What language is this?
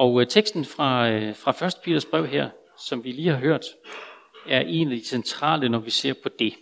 Danish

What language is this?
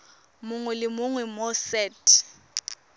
Tswana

